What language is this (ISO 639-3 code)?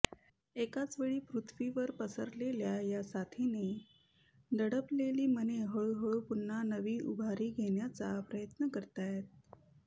mar